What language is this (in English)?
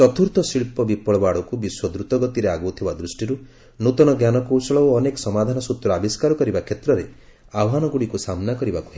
Odia